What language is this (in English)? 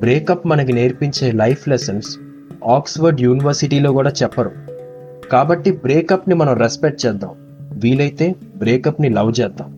Telugu